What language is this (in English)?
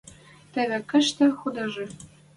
Western Mari